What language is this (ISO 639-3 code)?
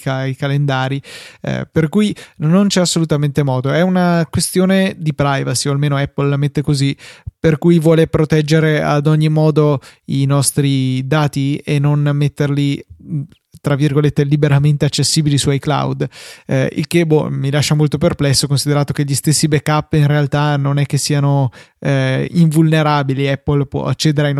ita